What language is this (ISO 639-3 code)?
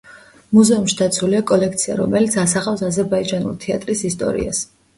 kat